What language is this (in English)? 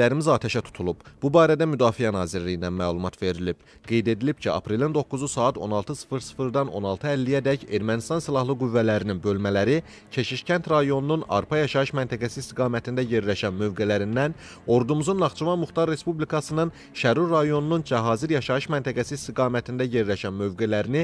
Turkish